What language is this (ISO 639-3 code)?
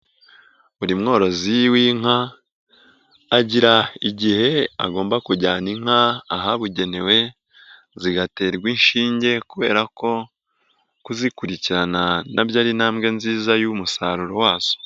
kin